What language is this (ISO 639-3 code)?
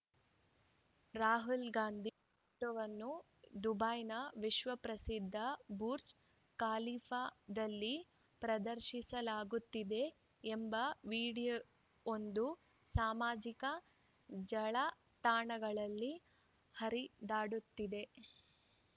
kan